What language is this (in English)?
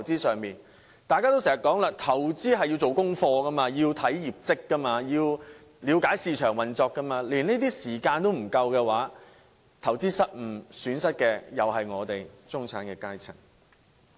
Cantonese